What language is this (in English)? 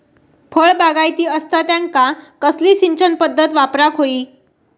Marathi